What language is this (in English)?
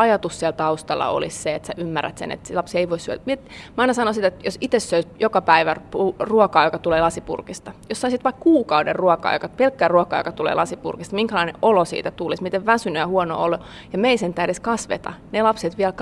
Finnish